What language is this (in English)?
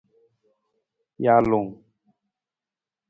Nawdm